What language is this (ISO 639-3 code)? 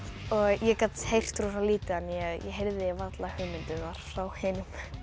isl